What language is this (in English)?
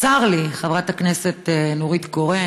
Hebrew